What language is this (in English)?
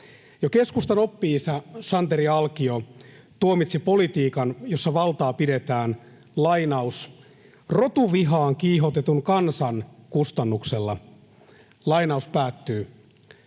Finnish